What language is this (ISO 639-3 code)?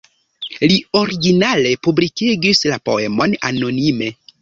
epo